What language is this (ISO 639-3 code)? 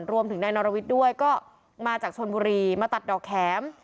tha